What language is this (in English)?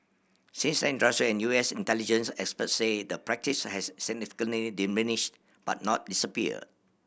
English